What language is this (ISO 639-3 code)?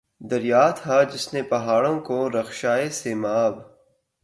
urd